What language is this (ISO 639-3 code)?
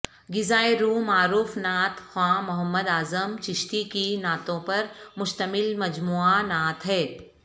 urd